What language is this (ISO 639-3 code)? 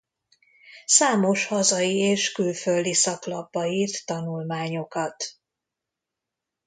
hun